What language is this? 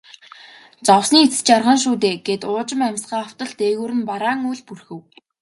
Mongolian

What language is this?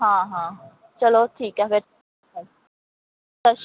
Punjabi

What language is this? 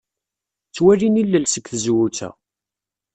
Kabyle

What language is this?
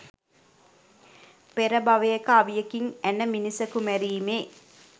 Sinhala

